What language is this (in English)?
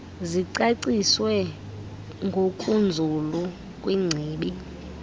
Xhosa